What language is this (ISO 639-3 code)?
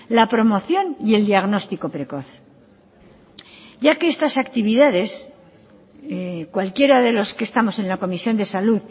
spa